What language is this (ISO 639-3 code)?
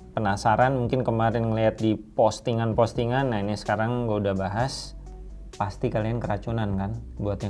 ind